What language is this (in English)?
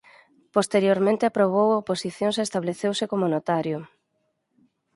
Galician